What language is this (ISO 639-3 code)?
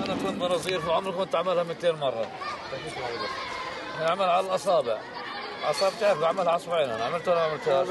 ara